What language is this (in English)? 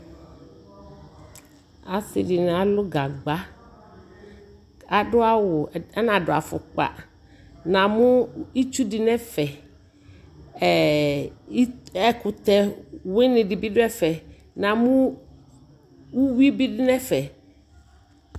Ikposo